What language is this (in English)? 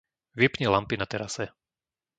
Slovak